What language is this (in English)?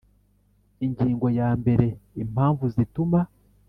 Kinyarwanda